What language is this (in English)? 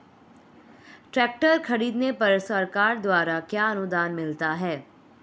Hindi